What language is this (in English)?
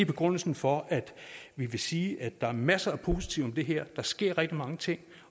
Danish